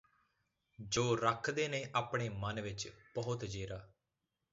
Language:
Punjabi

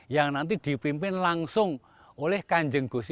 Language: Indonesian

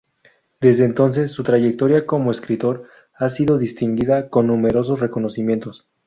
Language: Spanish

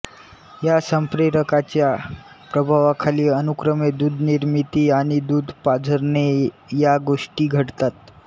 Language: Marathi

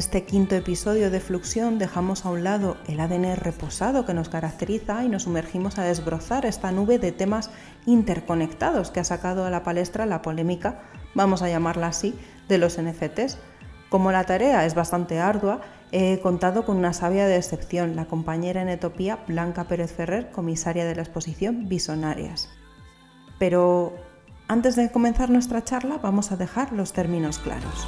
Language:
Spanish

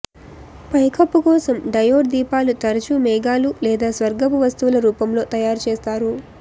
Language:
Telugu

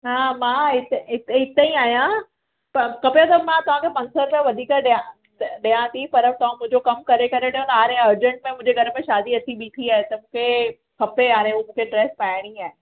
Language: Sindhi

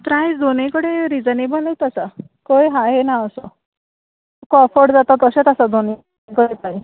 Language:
Konkani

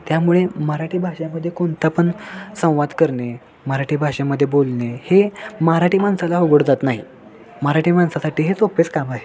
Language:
Marathi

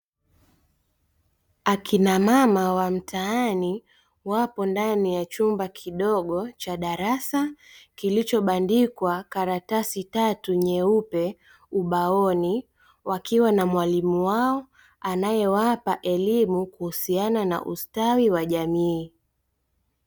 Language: Swahili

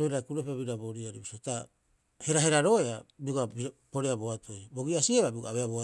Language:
Rapoisi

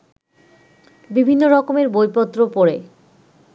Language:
Bangla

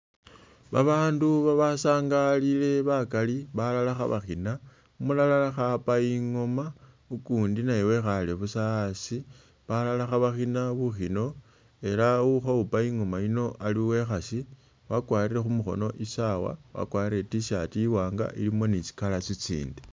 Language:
Masaaba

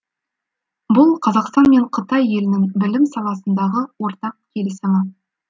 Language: Kazakh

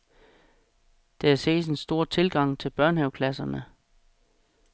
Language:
Danish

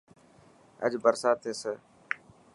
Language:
Dhatki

